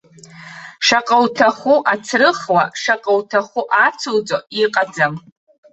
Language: Abkhazian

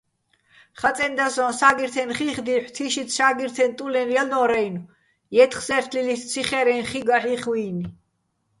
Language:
Bats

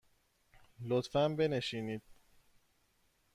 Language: Persian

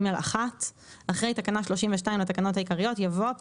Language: Hebrew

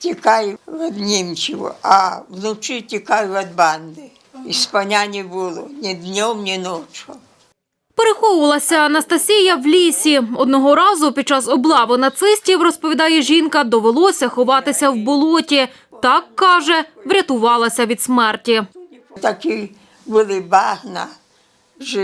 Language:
Ukrainian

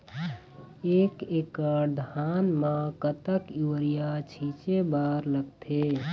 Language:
Chhattisgarhi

